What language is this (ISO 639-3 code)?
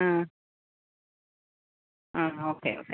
mal